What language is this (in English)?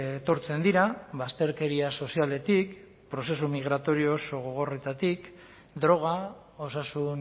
Basque